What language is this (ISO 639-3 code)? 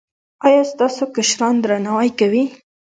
pus